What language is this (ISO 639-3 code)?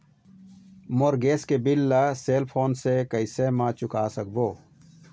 hne